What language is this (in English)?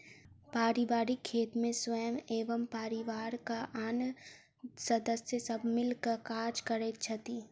Maithili